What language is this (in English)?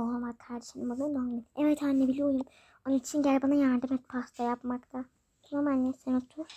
Turkish